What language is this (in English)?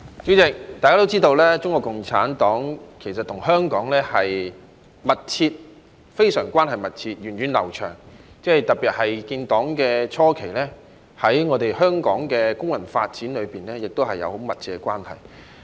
Cantonese